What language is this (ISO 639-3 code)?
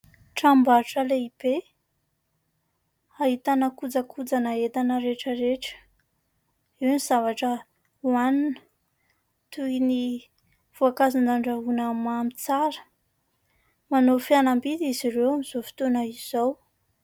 mlg